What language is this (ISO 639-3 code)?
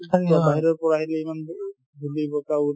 asm